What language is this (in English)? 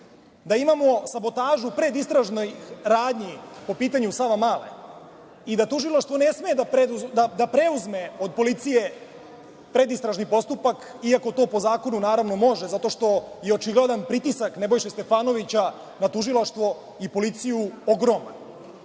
Serbian